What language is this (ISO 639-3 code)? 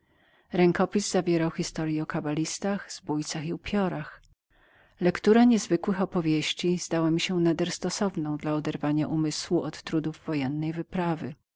pol